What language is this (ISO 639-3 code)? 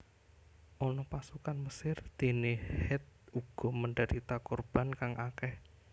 jav